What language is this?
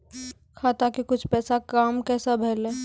Maithili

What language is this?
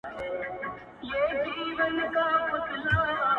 Pashto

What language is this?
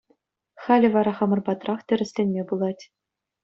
Chuvash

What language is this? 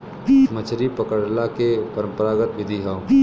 Bhojpuri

